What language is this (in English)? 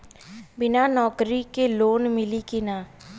Bhojpuri